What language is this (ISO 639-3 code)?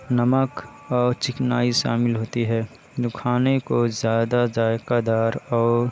urd